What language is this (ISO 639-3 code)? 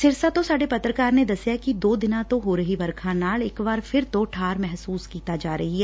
pan